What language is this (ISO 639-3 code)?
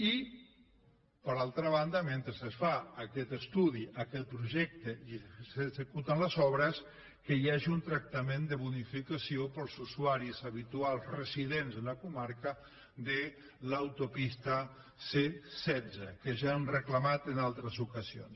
cat